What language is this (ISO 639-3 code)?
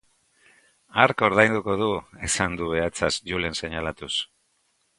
eus